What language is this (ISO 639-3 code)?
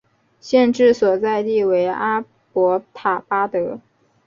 zho